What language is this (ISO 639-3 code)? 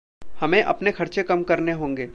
hin